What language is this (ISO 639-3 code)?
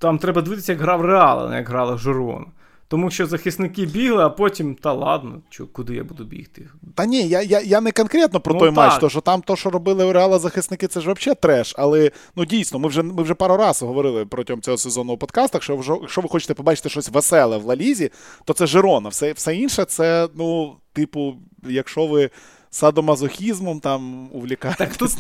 ukr